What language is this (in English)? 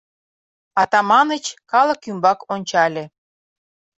Mari